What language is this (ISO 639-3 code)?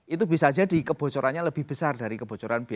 ind